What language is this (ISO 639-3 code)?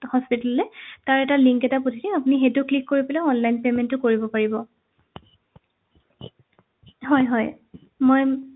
asm